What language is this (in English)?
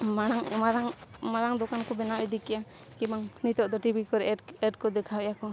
Santali